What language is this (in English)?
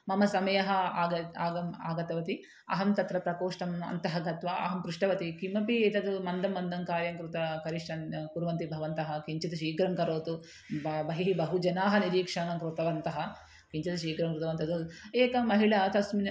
Sanskrit